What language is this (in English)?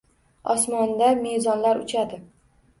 Uzbek